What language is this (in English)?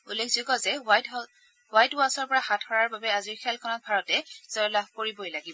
Assamese